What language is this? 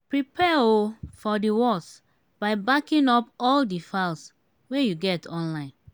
Nigerian Pidgin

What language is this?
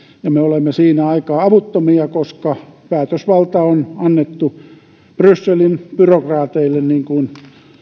Finnish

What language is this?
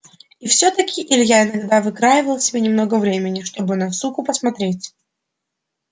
Russian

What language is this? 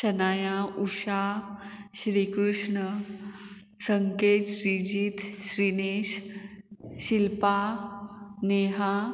Konkani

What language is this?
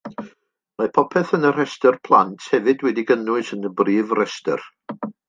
Welsh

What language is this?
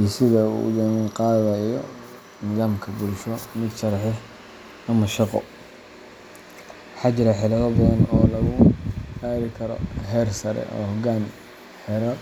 Somali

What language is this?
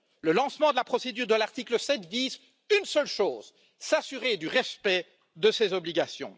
French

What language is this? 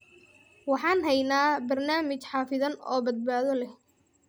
Somali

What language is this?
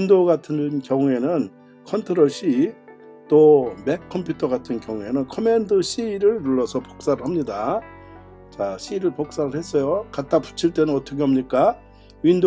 Korean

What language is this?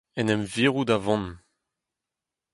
Breton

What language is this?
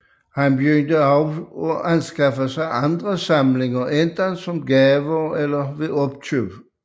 Danish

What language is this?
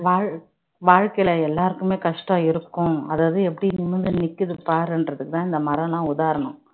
Tamil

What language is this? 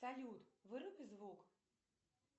Russian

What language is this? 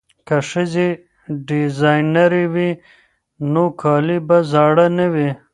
Pashto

